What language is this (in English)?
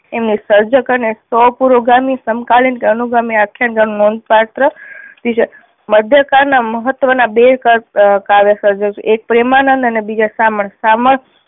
Gujarati